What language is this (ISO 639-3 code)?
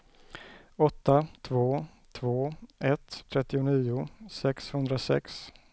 swe